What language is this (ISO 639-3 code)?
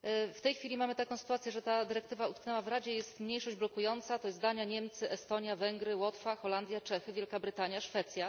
pol